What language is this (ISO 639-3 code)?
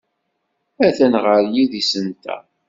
kab